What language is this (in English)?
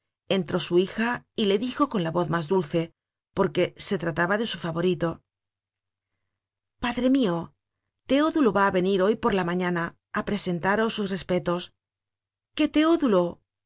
Spanish